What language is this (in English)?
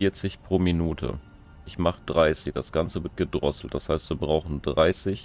German